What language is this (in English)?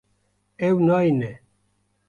Kurdish